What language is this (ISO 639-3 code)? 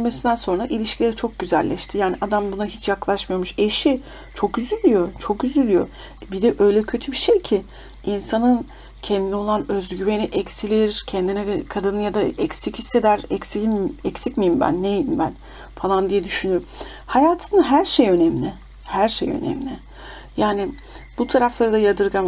tur